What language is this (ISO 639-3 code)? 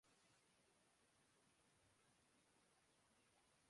urd